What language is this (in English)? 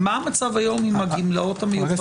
Hebrew